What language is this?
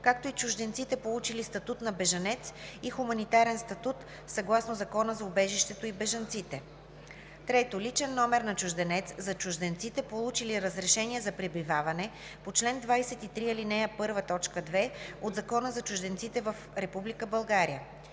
Bulgarian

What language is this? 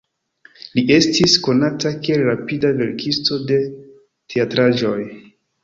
Esperanto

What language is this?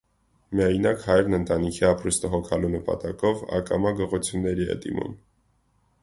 Armenian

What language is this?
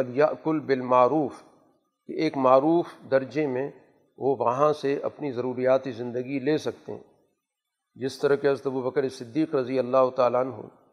Urdu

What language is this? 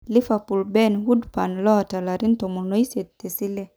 Masai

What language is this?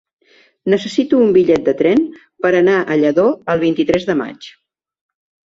Catalan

